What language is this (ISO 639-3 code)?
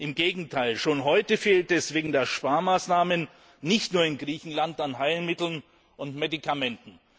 deu